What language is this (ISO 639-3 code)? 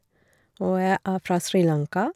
nor